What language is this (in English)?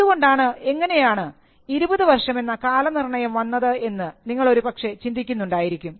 Malayalam